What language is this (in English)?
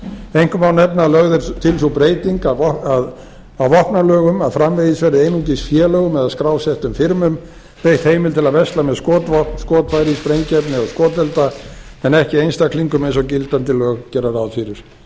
Icelandic